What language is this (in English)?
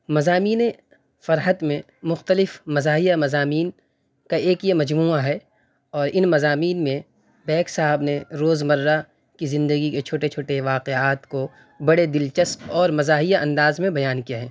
Urdu